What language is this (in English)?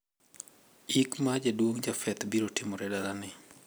Luo (Kenya and Tanzania)